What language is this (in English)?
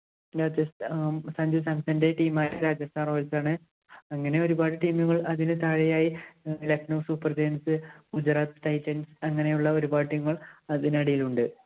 Malayalam